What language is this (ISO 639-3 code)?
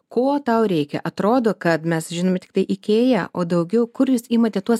lit